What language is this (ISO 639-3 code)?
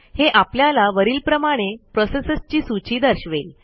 mar